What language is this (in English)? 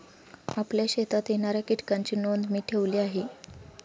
Marathi